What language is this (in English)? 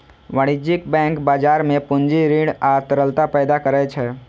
Maithili